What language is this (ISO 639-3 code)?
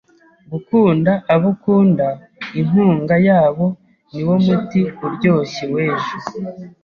kin